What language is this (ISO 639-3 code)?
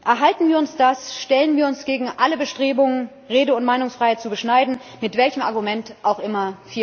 deu